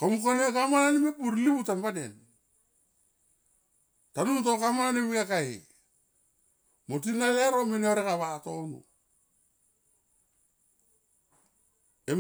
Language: Tomoip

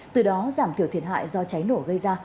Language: Vietnamese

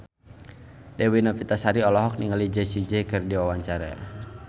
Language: Sundanese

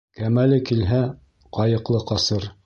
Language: Bashkir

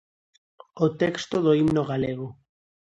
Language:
Galician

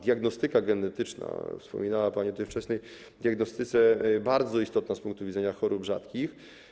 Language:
Polish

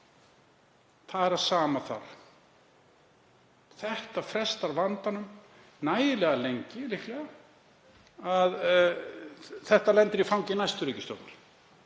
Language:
Icelandic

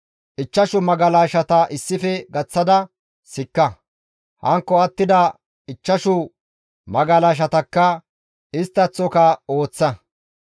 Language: Gamo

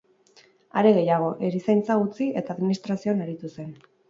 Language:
Basque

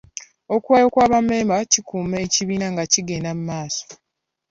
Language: Ganda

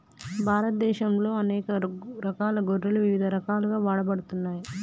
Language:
Telugu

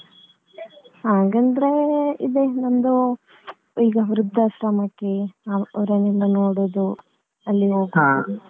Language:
Kannada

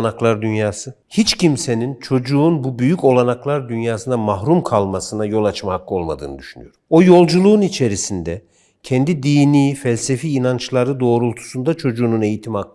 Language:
Turkish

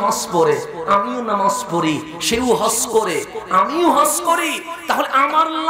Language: Arabic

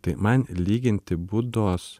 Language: Lithuanian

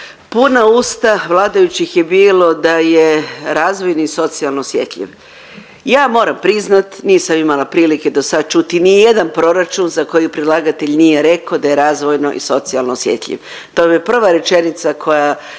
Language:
Croatian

